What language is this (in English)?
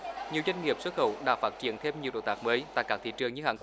Vietnamese